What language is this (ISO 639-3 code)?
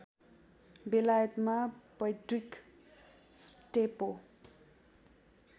nep